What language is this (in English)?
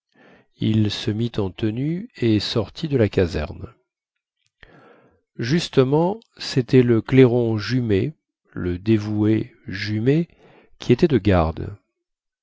French